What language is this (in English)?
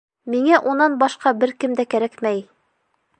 Bashkir